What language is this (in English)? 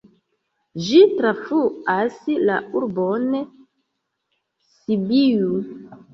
Esperanto